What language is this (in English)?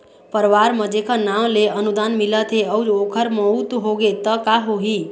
Chhattisgarhi